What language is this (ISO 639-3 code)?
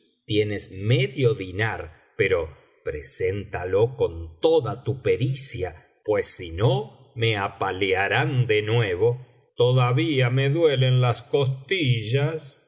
spa